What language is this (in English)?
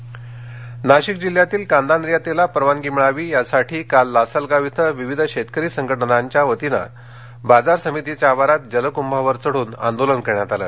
Marathi